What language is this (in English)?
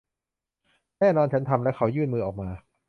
Thai